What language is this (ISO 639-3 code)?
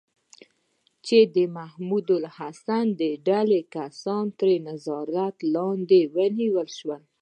pus